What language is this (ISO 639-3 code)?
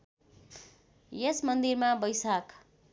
nep